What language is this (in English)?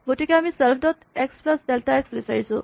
Assamese